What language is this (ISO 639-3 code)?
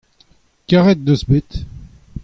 bre